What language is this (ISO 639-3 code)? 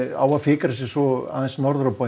isl